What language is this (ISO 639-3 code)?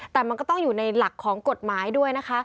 tha